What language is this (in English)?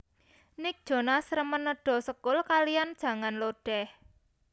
Javanese